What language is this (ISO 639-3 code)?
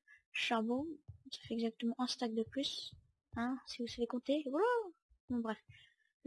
fra